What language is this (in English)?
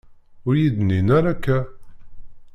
Kabyle